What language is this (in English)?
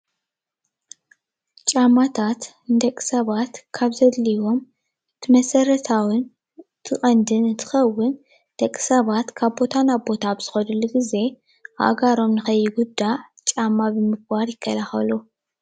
Tigrinya